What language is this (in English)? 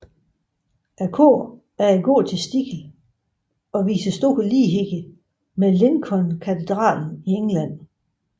Danish